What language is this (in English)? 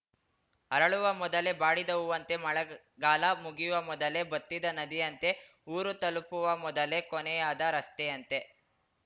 Kannada